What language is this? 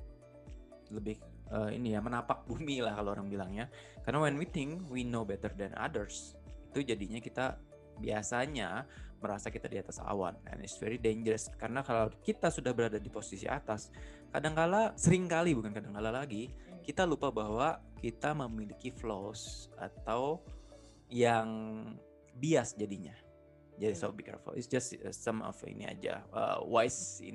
Indonesian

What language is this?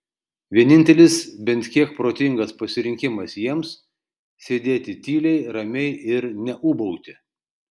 Lithuanian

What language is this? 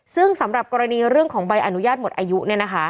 Thai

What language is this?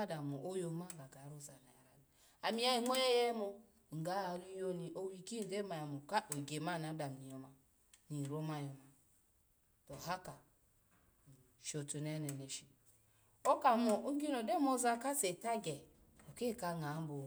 Alago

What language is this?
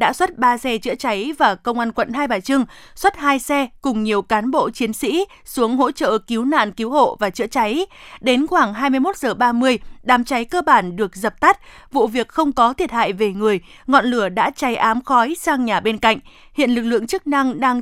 Vietnamese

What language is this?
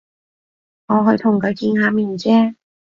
Cantonese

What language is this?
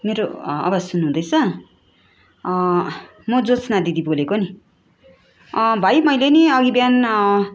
Nepali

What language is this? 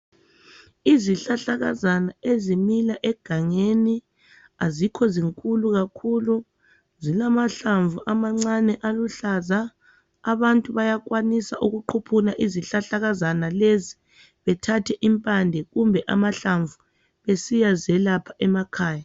North Ndebele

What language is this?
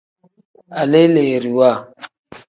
Tem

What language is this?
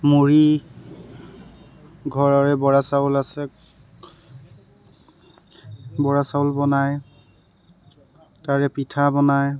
Assamese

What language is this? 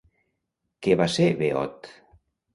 Catalan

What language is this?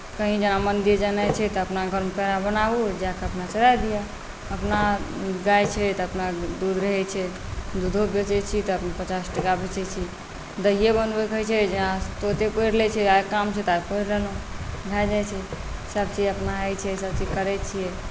Maithili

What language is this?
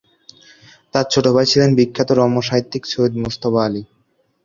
Bangla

